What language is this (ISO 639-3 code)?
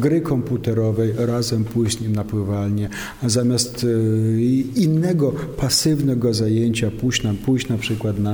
pol